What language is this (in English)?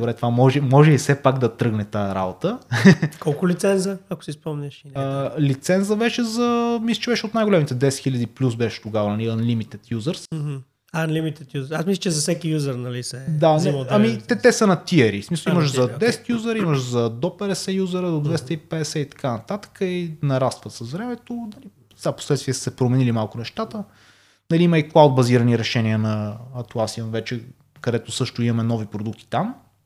Bulgarian